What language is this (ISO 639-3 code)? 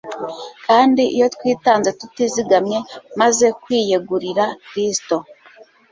kin